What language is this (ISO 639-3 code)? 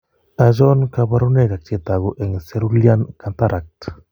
kln